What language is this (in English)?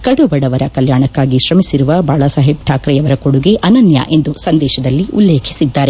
Kannada